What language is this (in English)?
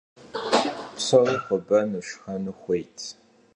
Kabardian